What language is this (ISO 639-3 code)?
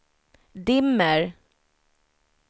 swe